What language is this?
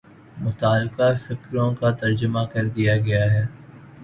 Urdu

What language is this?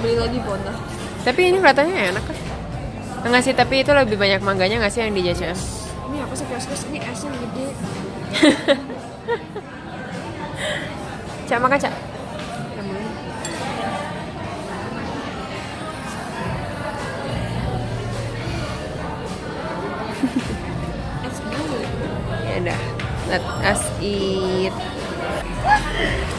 Indonesian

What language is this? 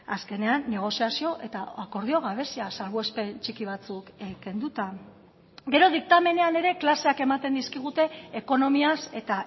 Basque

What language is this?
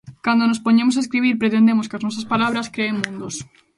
Galician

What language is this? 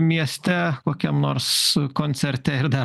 Lithuanian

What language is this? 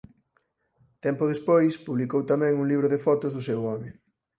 Galician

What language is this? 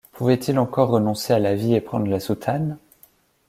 French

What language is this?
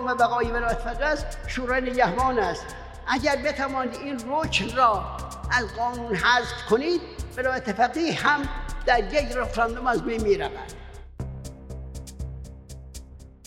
Persian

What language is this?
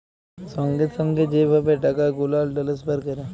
Bangla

